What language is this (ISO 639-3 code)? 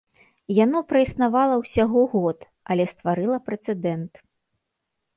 bel